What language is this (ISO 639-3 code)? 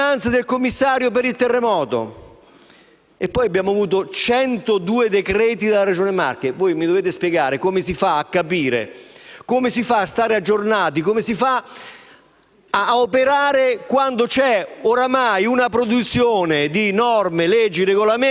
ita